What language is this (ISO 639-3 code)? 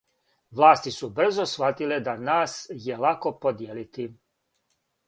srp